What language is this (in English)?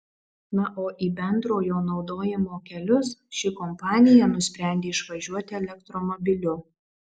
Lithuanian